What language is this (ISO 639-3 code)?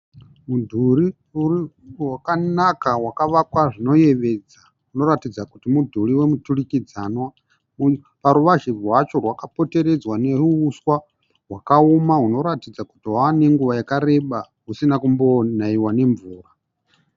sna